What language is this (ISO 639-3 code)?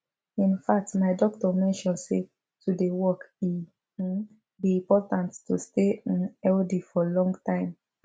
pcm